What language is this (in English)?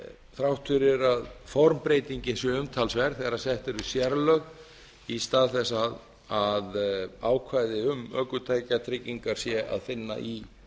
Icelandic